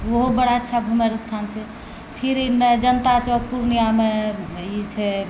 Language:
Maithili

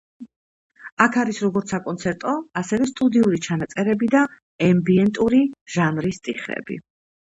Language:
Georgian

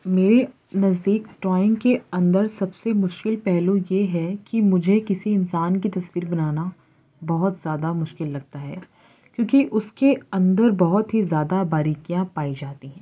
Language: Urdu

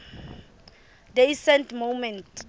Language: Southern Sotho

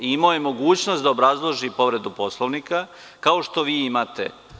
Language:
Serbian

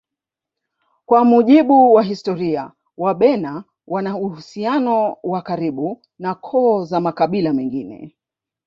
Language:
Swahili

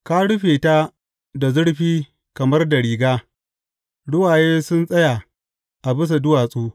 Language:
Hausa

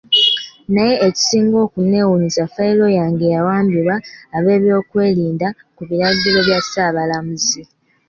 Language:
Ganda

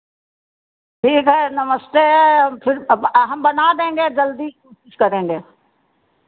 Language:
Hindi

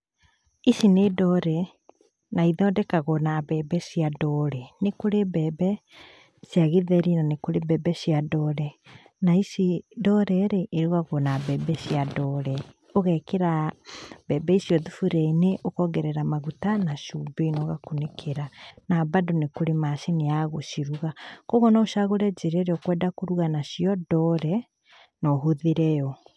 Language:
Kikuyu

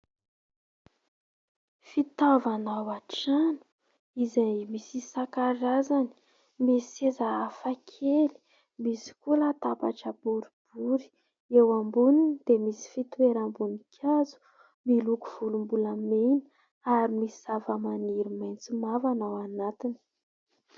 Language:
Malagasy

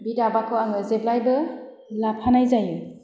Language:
Bodo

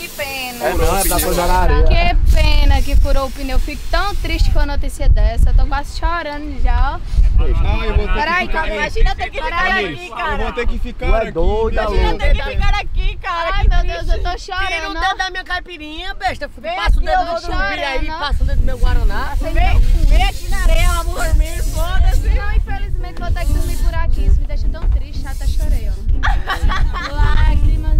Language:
Portuguese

